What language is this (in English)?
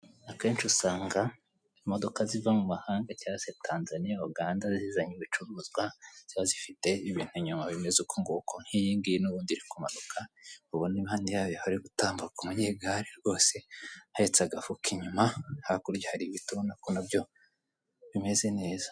Kinyarwanda